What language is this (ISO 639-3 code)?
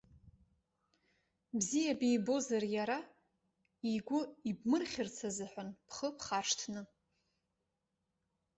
abk